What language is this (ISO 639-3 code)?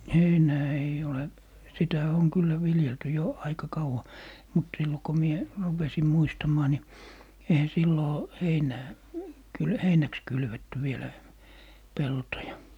fin